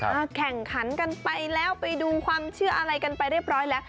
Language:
Thai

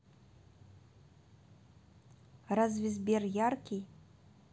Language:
Russian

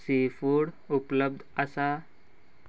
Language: Konkani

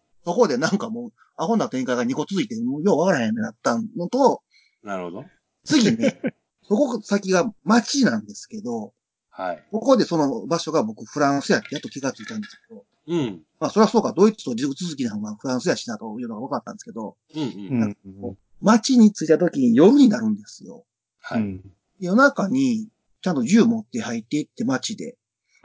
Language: Japanese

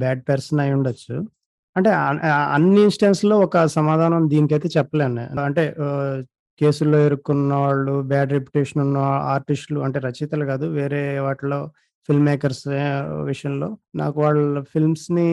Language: Telugu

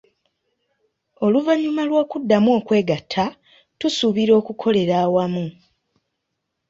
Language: Ganda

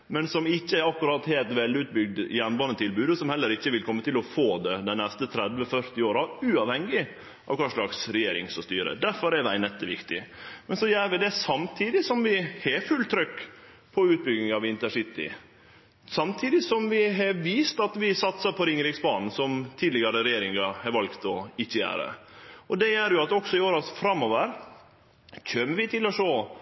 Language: Norwegian Nynorsk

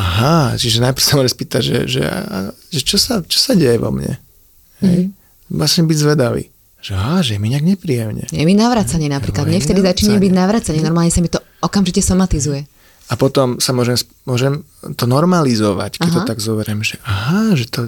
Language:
Slovak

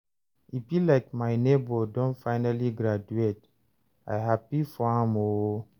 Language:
Nigerian Pidgin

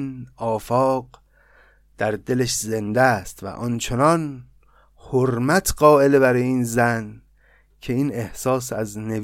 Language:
Persian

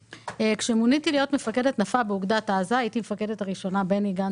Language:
Hebrew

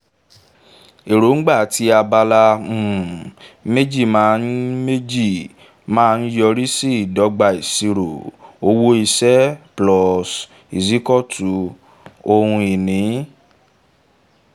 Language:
Yoruba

